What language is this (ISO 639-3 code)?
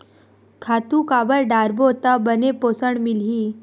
hne